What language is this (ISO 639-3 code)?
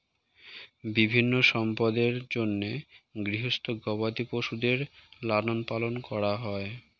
ben